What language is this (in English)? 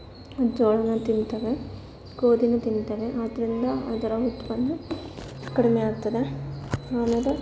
Kannada